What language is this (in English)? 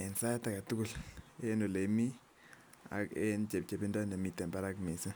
Kalenjin